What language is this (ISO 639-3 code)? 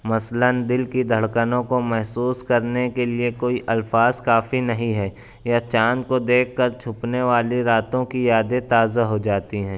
urd